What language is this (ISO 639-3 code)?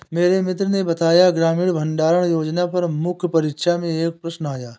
hin